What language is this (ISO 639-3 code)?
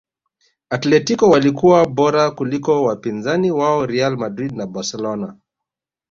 swa